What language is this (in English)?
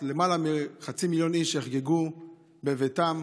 Hebrew